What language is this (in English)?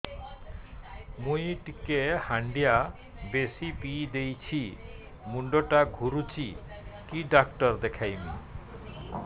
Odia